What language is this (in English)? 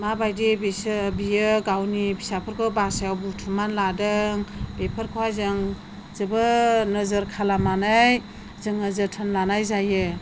Bodo